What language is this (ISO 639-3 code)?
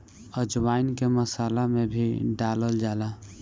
bho